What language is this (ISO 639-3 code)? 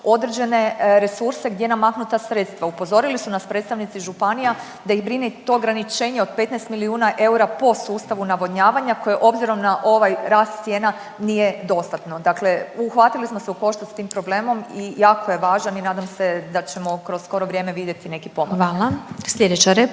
hrv